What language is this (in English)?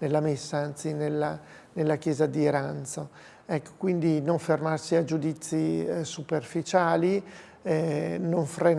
Italian